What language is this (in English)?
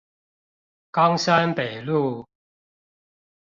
Chinese